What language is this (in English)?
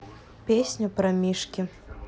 Russian